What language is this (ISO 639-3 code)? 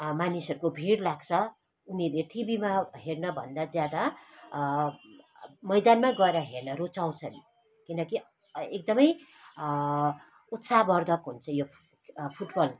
nep